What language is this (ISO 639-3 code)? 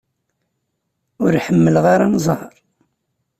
kab